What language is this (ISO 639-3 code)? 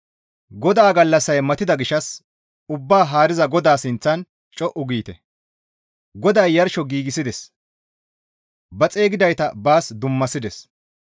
gmv